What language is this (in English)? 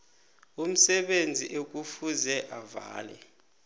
South Ndebele